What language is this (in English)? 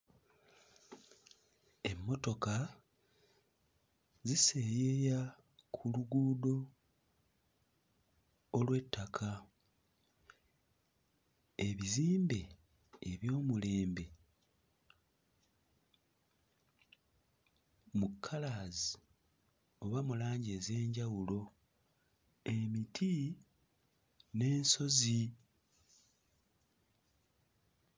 Ganda